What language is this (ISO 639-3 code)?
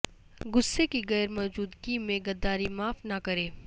urd